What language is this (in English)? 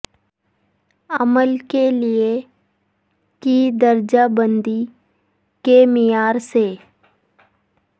Urdu